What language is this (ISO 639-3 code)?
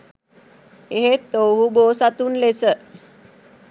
sin